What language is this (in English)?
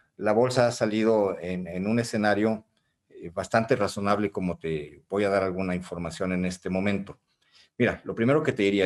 Spanish